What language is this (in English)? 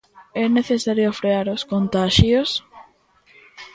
Galician